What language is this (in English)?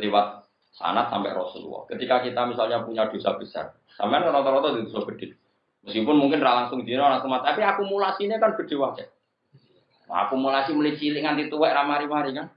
Indonesian